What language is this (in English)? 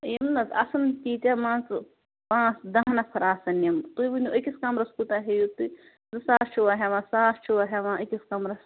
Kashmiri